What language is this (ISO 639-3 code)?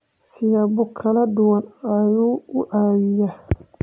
som